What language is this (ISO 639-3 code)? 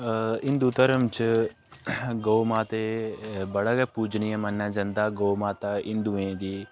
doi